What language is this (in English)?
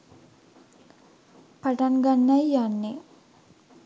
Sinhala